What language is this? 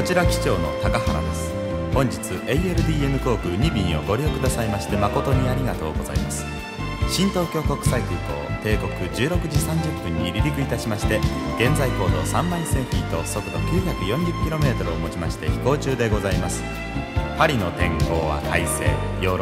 Japanese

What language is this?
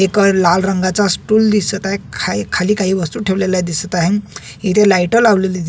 Marathi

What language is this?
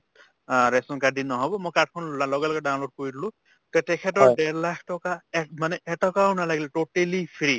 Assamese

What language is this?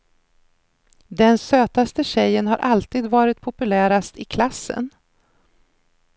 Swedish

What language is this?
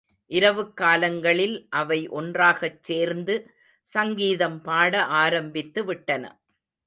Tamil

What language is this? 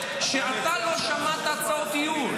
Hebrew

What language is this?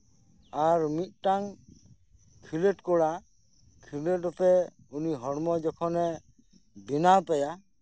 Santali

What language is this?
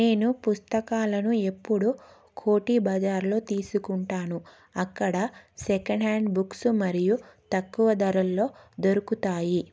Telugu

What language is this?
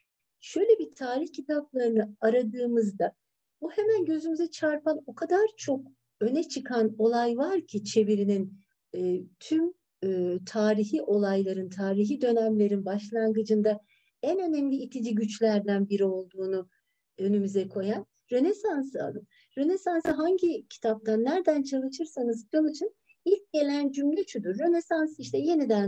Turkish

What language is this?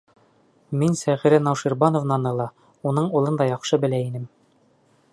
Bashkir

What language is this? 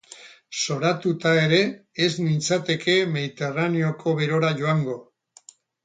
Basque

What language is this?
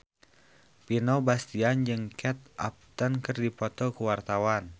Sundanese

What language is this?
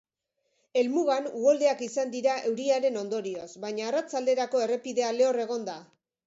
Basque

